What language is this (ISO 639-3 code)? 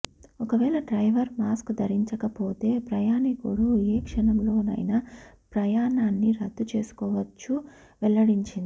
tel